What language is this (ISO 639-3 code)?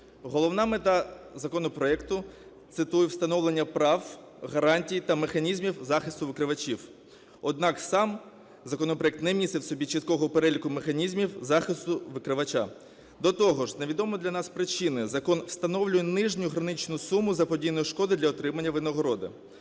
ukr